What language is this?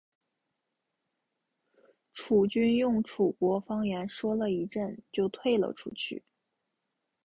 Chinese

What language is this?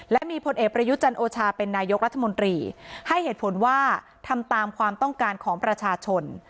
Thai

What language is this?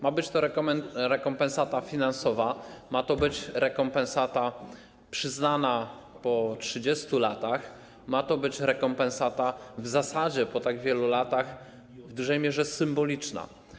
Polish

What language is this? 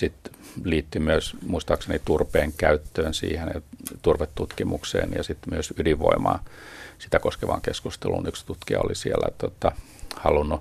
Finnish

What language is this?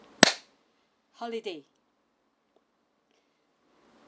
English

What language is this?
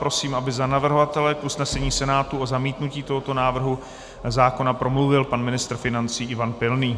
Czech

